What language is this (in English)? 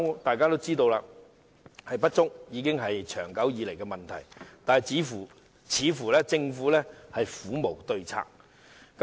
Cantonese